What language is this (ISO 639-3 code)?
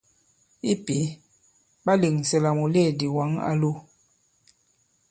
abb